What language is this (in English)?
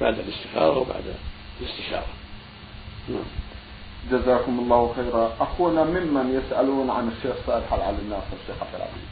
Arabic